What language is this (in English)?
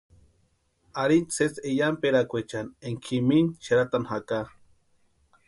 Western Highland Purepecha